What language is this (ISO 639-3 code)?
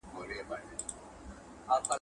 pus